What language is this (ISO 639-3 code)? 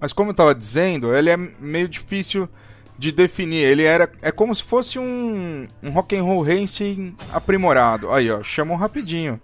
por